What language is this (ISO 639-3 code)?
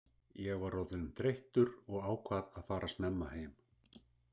isl